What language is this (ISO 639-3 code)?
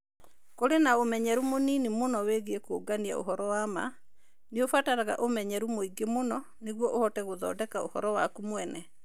kik